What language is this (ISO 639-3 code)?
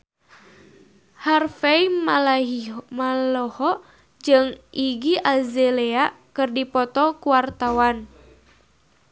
sun